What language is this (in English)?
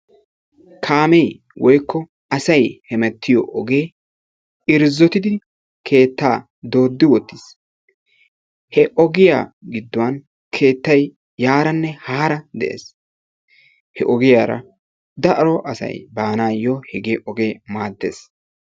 Wolaytta